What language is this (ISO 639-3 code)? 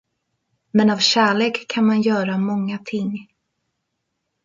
swe